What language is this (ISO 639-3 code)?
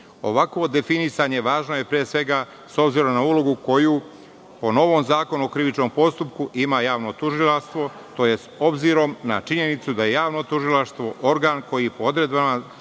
srp